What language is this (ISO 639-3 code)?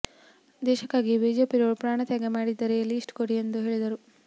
kan